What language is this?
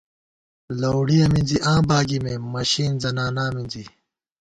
Gawar-Bati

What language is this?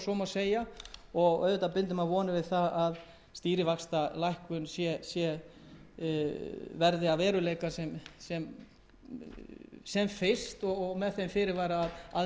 Icelandic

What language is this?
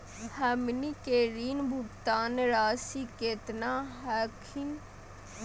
Magahi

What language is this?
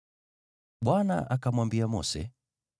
Swahili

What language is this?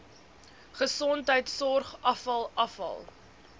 Afrikaans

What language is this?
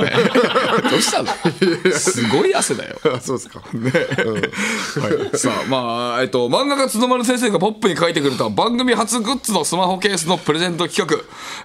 Japanese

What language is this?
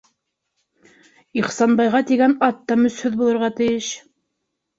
Bashkir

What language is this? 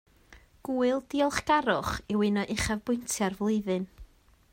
Welsh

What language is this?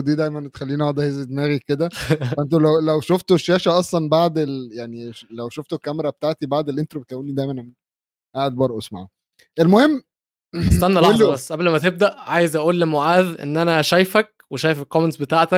Arabic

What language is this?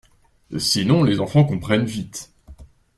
French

